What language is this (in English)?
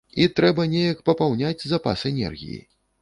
Belarusian